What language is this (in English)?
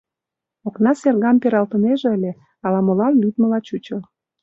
Mari